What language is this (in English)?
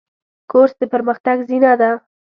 Pashto